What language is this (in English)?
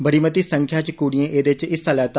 Dogri